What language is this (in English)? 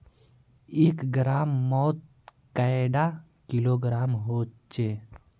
Magahi